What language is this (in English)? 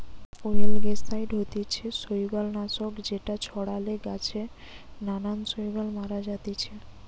Bangla